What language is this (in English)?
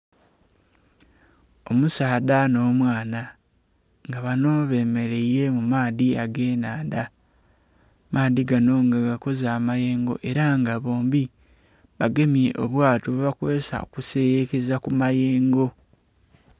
Soga